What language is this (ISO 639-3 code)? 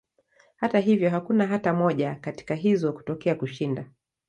swa